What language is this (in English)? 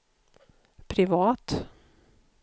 Swedish